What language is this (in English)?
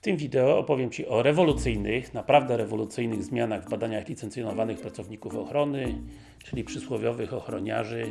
Polish